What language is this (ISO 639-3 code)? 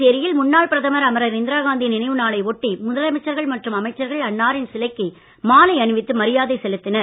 tam